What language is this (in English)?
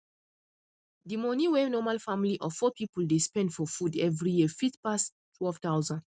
Nigerian Pidgin